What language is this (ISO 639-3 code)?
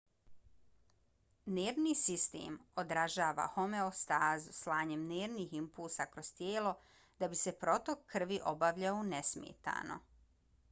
bos